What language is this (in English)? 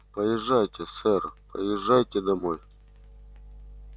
Russian